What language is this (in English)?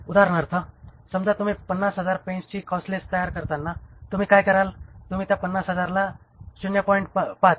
Marathi